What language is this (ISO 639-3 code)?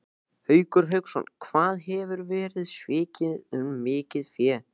isl